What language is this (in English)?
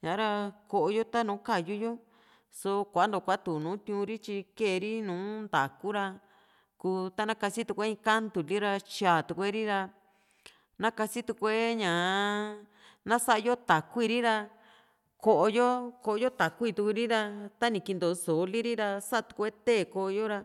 Juxtlahuaca Mixtec